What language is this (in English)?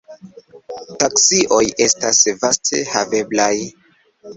Esperanto